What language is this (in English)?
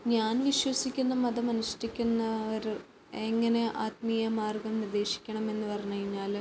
Malayalam